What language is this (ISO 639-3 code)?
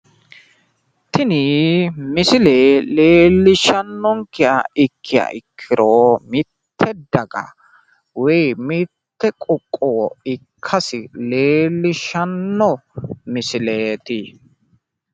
sid